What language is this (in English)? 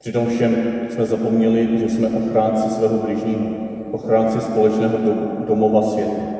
Czech